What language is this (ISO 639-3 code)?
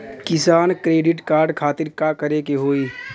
bho